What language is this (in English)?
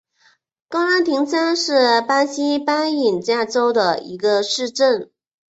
Chinese